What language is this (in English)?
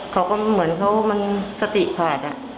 Thai